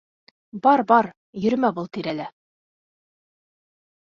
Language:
Bashkir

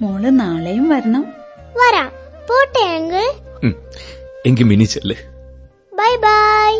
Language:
Malayalam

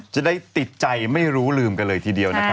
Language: Thai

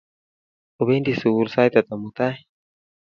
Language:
Kalenjin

